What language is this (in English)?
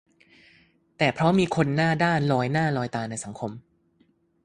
Thai